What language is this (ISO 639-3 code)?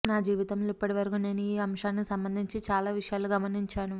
tel